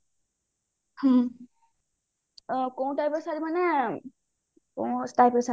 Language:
Odia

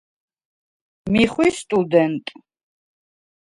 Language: Svan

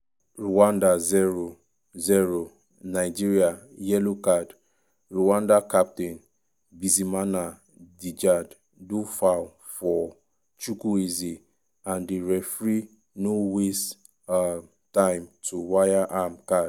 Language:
Nigerian Pidgin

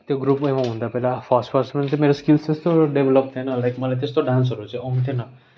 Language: Nepali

